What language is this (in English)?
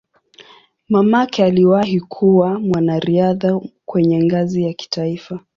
Swahili